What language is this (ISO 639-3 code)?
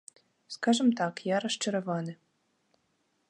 bel